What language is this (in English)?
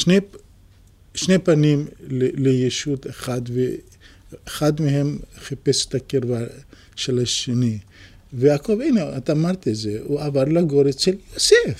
Hebrew